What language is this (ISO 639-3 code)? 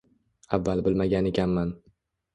uzb